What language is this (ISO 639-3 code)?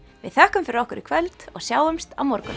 isl